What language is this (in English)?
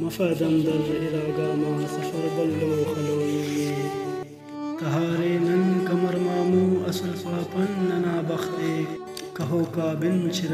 Arabic